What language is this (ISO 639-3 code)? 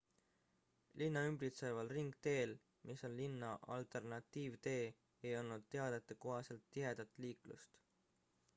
est